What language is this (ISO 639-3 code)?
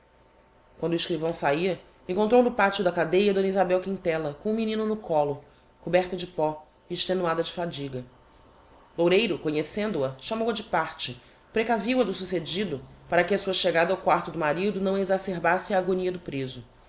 por